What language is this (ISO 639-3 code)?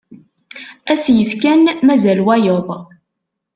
kab